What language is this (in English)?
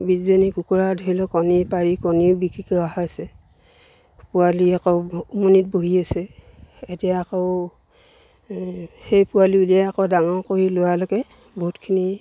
Assamese